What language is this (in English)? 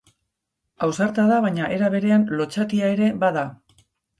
Basque